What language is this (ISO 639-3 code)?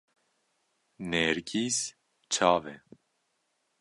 kur